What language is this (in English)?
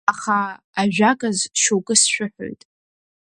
Abkhazian